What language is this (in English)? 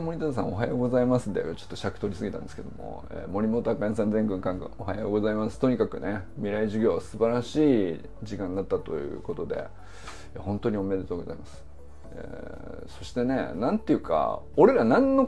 Japanese